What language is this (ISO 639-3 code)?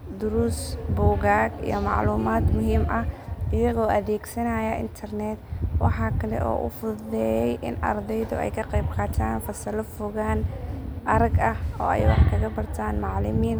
som